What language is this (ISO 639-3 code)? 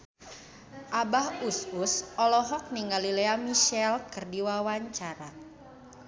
sun